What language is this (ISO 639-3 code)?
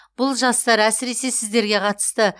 kaz